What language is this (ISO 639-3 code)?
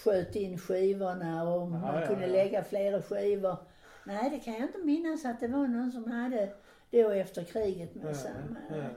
swe